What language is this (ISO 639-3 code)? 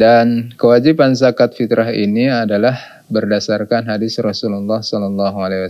ind